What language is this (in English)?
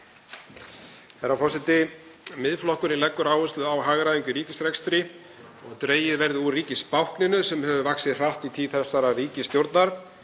Icelandic